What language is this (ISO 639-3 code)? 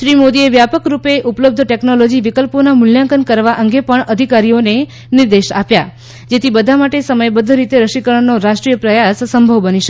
guj